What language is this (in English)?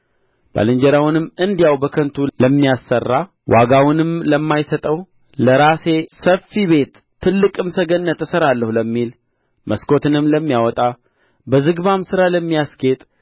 Amharic